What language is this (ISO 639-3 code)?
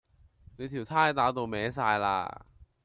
yue